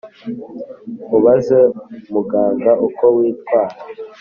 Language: Kinyarwanda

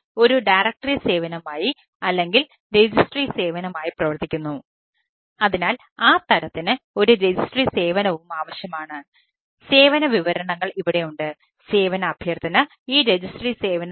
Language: Malayalam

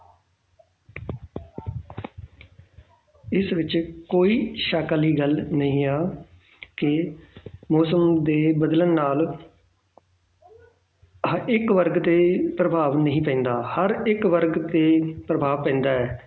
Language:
Punjabi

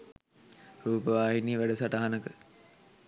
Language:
Sinhala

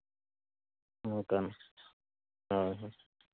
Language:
Santali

